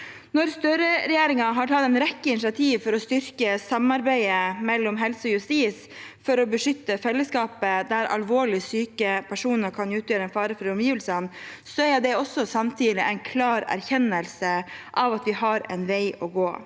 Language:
Norwegian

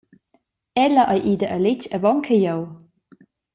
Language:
Romansh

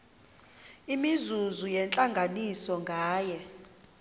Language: Xhosa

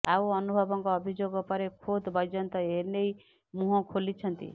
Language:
Odia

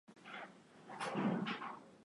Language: Swahili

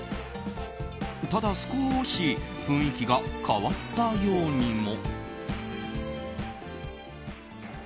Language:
Japanese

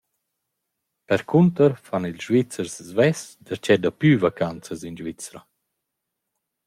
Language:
Romansh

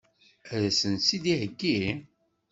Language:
Kabyle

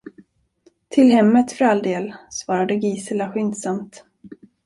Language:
Swedish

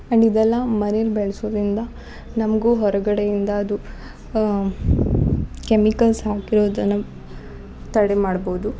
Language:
Kannada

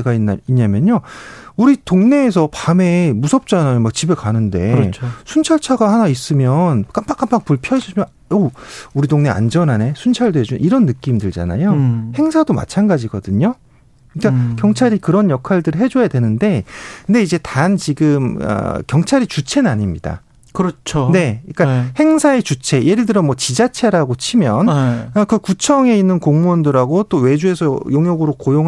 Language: Korean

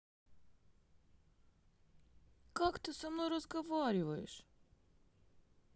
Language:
Russian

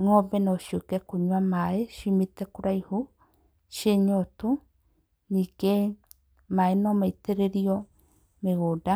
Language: Kikuyu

